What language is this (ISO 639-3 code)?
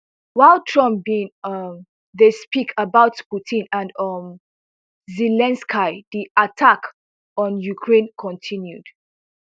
pcm